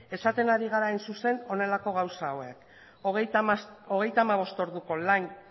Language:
Basque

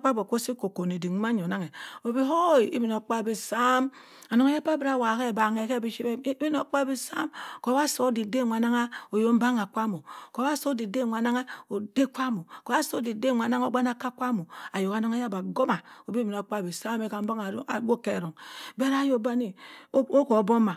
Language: Cross River Mbembe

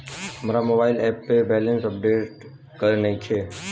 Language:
Bhojpuri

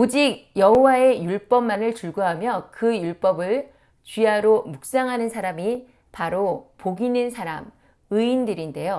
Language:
Korean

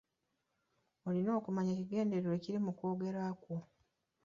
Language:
Ganda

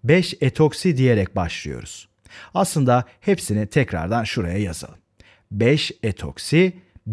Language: Turkish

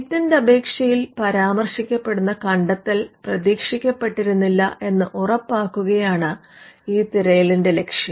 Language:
Malayalam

